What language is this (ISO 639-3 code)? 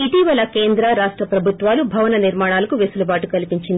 tel